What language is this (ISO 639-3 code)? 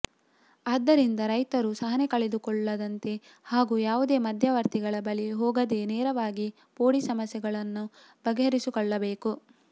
kan